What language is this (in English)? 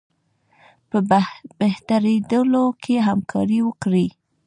Pashto